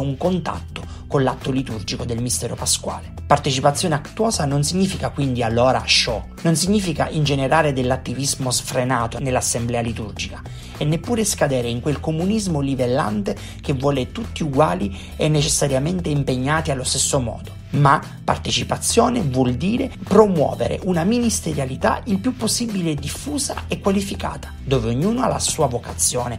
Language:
Italian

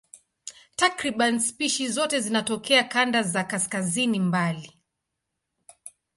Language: Swahili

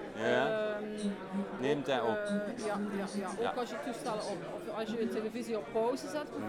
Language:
Dutch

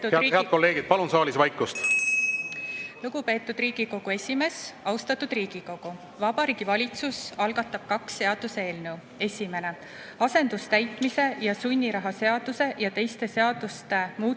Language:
Estonian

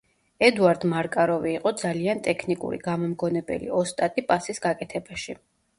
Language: Georgian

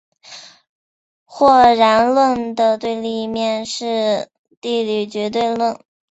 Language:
Chinese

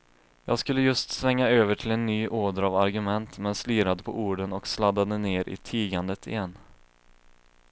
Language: Swedish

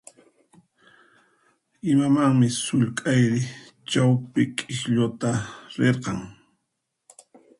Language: Puno Quechua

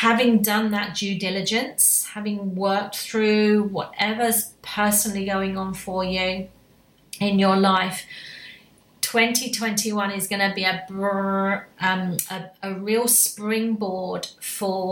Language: English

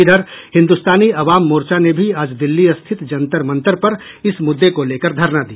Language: Hindi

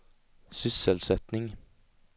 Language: Swedish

